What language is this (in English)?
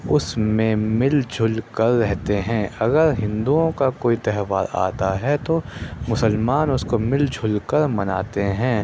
Urdu